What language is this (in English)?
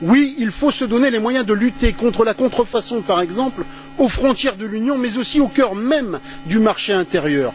French